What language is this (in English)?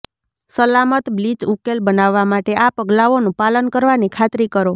Gujarati